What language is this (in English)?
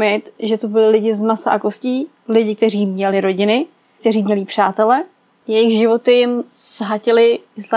Czech